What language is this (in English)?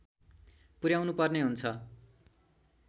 Nepali